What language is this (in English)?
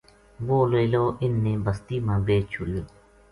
Gujari